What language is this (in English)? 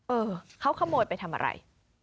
Thai